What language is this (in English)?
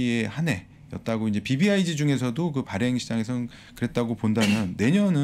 Korean